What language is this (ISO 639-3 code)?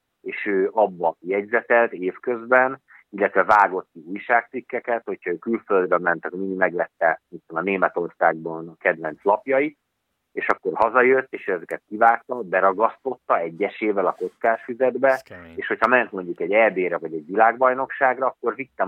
hun